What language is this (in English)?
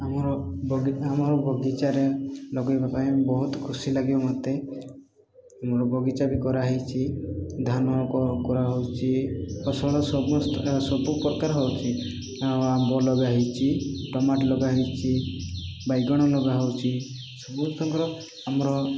Odia